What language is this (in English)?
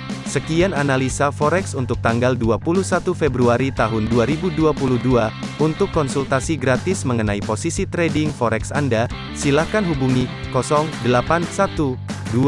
Indonesian